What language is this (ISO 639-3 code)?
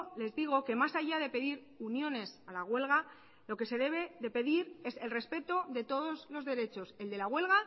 spa